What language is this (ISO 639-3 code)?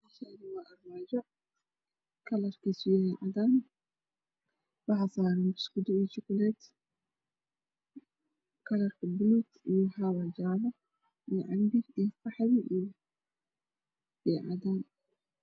som